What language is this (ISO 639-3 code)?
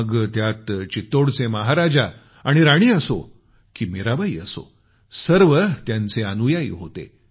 mar